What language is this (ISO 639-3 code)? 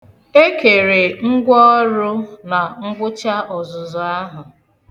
ibo